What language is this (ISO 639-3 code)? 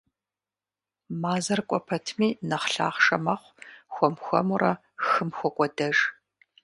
kbd